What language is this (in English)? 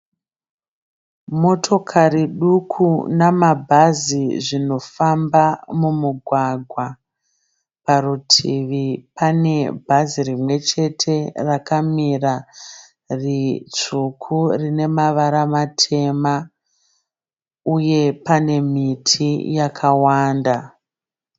Shona